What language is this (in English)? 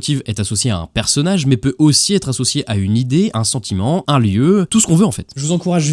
French